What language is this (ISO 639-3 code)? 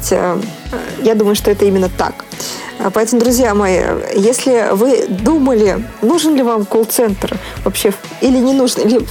rus